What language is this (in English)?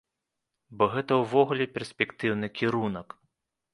Belarusian